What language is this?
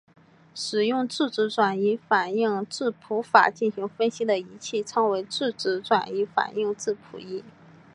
Chinese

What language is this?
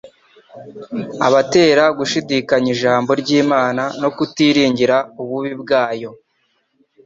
Kinyarwanda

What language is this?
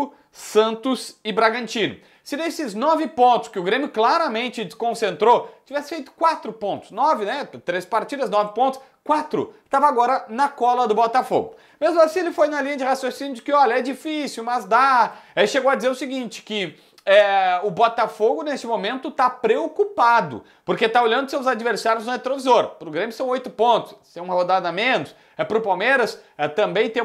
Portuguese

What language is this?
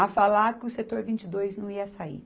Portuguese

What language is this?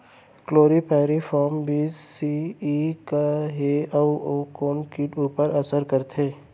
Chhattisgarhi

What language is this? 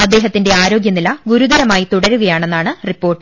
Malayalam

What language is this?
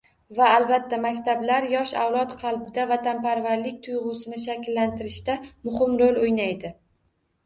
Uzbek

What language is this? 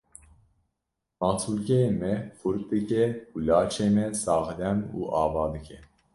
Kurdish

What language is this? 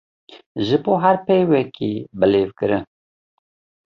Kurdish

